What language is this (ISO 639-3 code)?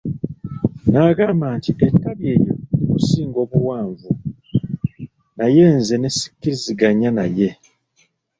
lug